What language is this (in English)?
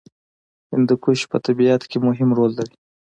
Pashto